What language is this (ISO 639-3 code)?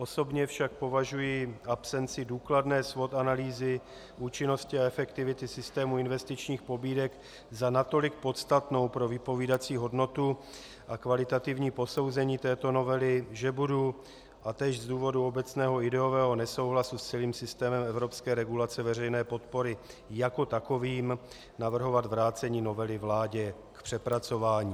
ces